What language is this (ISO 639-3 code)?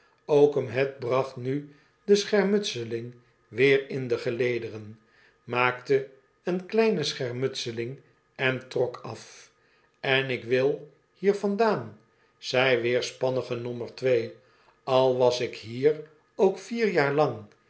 nld